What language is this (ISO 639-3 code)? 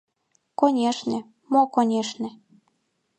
chm